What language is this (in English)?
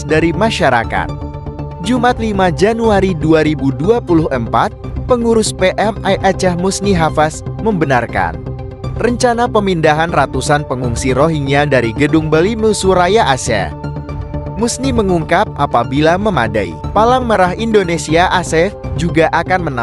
Indonesian